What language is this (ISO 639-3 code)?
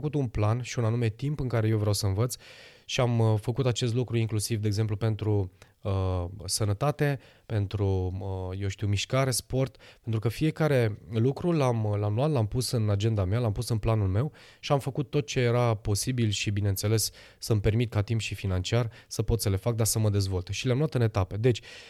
ron